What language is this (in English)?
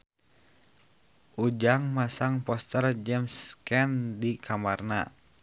Sundanese